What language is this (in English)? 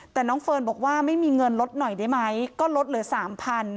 Thai